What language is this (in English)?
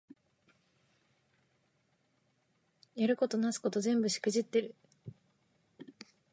Japanese